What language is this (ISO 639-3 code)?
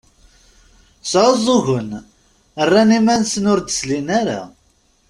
kab